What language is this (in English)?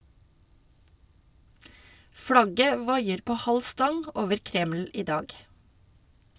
Norwegian